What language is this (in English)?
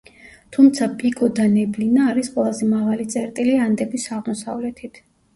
Georgian